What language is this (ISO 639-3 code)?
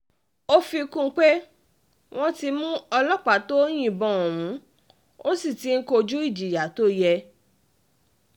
yor